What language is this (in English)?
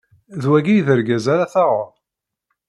Kabyle